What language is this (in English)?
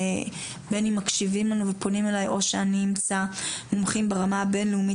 Hebrew